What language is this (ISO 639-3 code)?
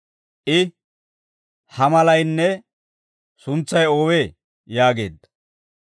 dwr